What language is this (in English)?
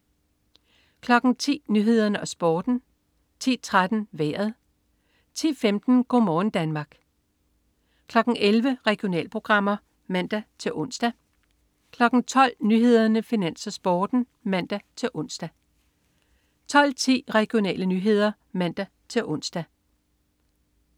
Danish